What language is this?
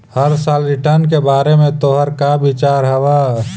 Magahi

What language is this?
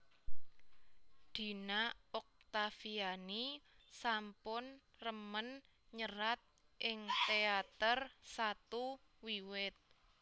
Javanese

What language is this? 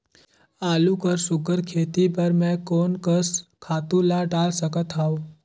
Chhattisgarhi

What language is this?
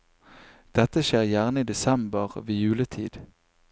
Norwegian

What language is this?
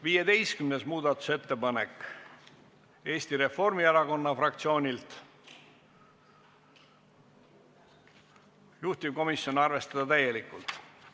Estonian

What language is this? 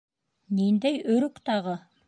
Bashkir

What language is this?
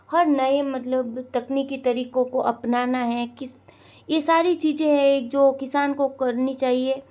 Hindi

